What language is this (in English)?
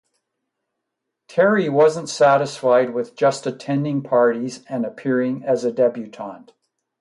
English